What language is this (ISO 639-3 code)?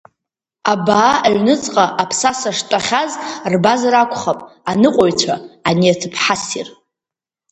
abk